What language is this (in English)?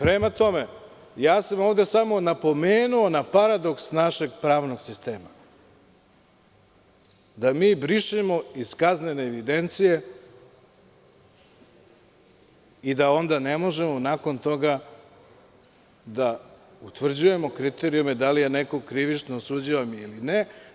Serbian